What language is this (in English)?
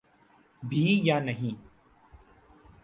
Urdu